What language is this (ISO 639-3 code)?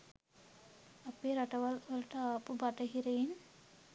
sin